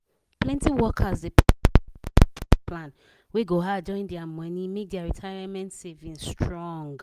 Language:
Nigerian Pidgin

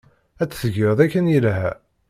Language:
Kabyle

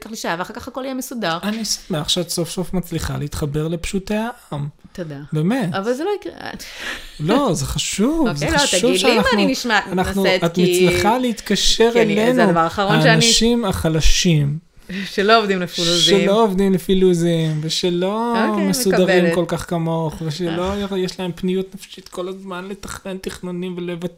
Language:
Hebrew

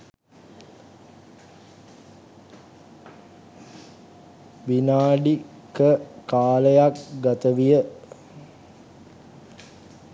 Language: Sinhala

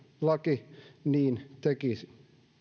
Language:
Finnish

